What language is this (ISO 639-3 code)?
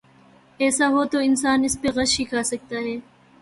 urd